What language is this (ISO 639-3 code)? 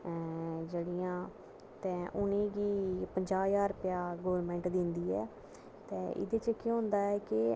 doi